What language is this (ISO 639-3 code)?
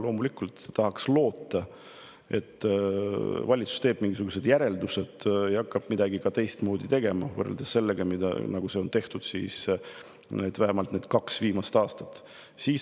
est